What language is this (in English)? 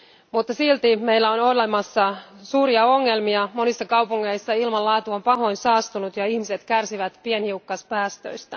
Finnish